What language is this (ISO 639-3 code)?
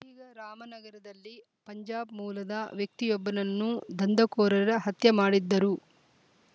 kan